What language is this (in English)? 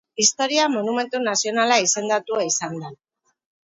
Basque